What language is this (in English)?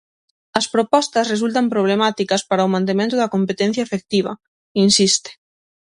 Galician